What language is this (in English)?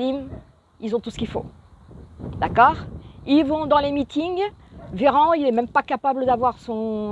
French